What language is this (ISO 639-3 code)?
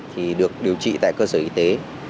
vie